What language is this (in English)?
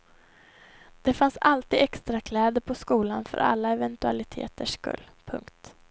Swedish